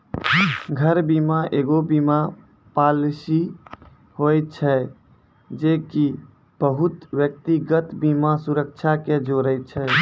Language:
Maithili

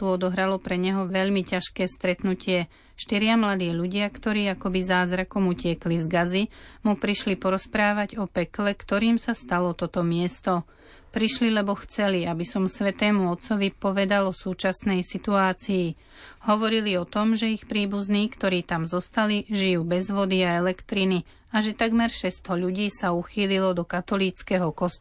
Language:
Slovak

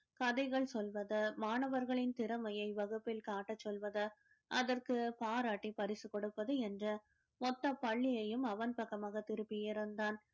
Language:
Tamil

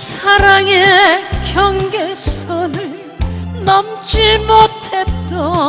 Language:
Korean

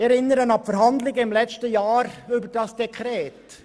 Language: Swiss German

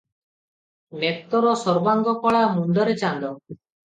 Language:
Odia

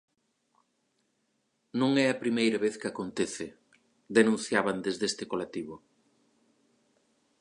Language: Galician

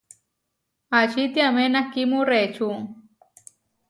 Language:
Huarijio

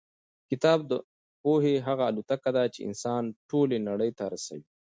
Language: Pashto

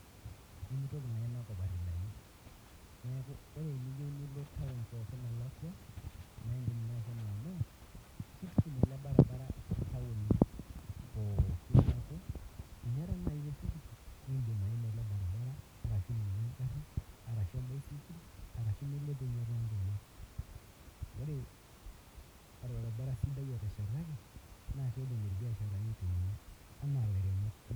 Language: Masai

